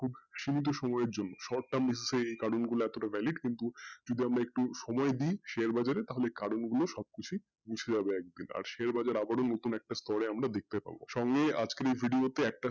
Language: Bangla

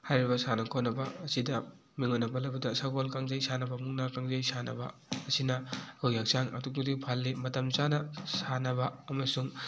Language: Manipuri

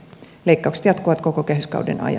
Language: Finnish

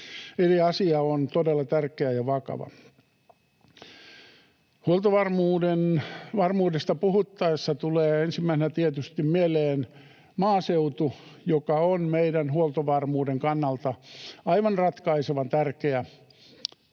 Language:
Finnish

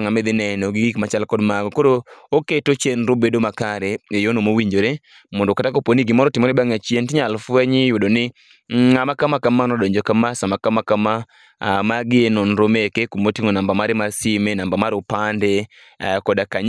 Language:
Luo (Kenya and Tanzania)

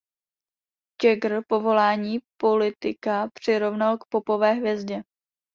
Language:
Czech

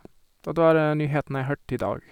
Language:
Norwegian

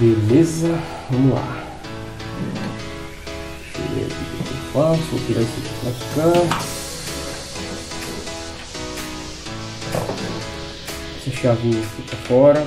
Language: Portuguese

